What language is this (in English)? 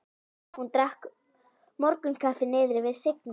Icelandic